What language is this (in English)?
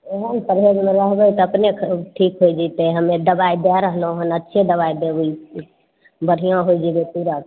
Maithili